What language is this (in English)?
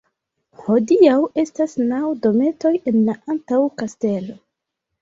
Esperanto